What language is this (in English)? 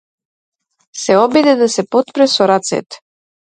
Macedonian